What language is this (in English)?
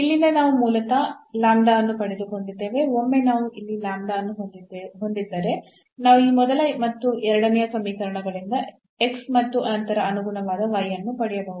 Kannada